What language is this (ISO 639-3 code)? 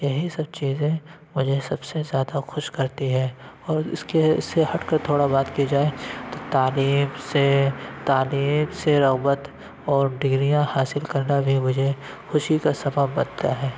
urd